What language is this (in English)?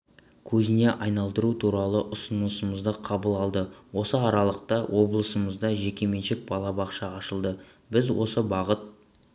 Kazakh